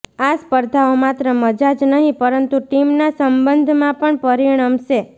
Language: Gujarati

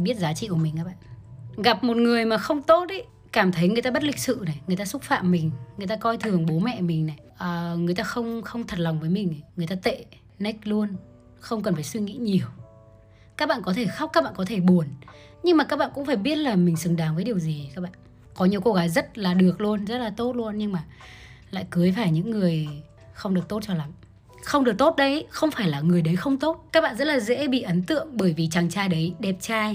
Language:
Vietnamese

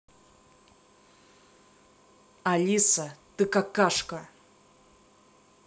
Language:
Russian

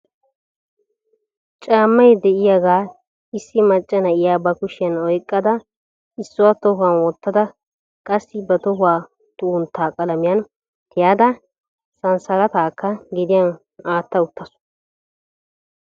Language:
Wolaytta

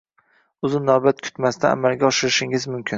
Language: Uzbek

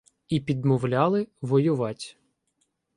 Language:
Ukrainian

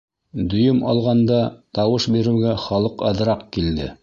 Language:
Bashkir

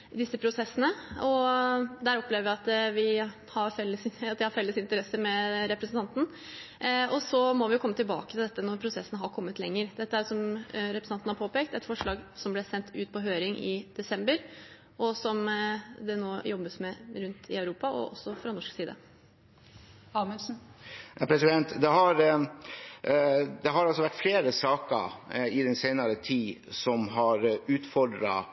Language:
Norwegian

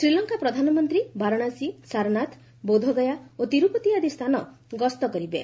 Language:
Odia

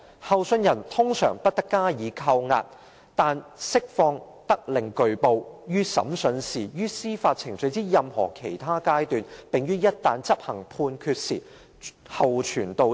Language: Cantonese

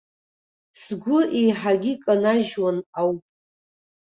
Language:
Abkhazian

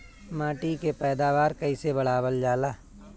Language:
Bhojpuri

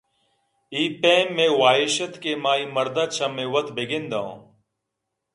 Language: Eastern Balochi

